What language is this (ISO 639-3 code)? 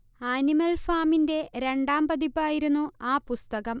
mal